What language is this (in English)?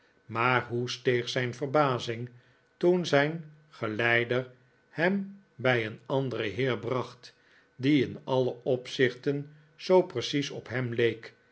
Dutch